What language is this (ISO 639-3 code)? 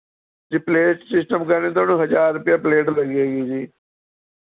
pan